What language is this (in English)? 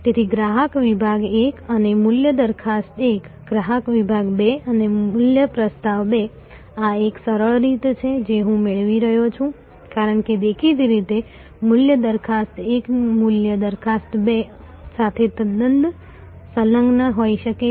Gujarati